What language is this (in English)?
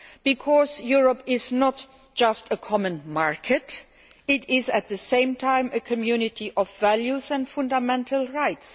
English